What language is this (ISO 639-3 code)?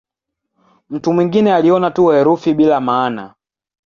swa